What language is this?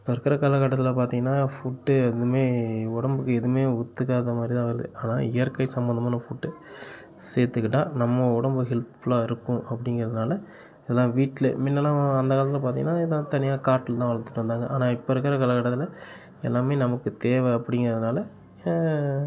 Tamil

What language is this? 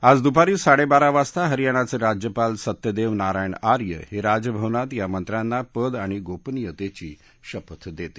Marathi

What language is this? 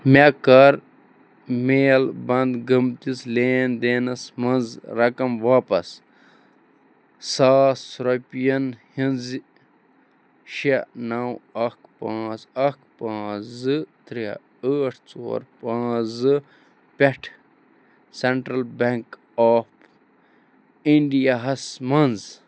Kashmiri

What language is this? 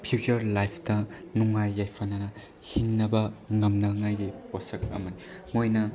Manipuri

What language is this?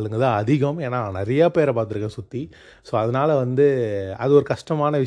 Tamil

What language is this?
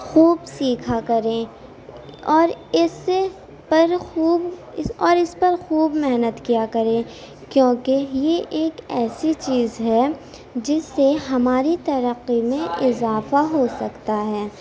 Urdu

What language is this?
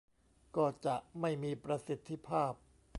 Thai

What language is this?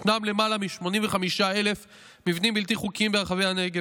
Hebrew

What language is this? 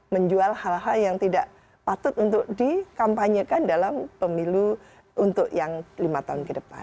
Indonesian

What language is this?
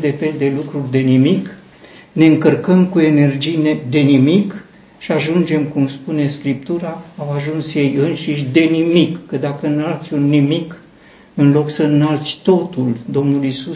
Romanian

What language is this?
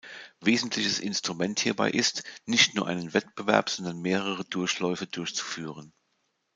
German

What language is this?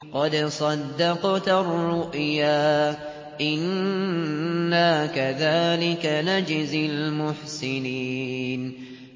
Arabic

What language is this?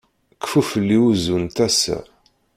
Kabyle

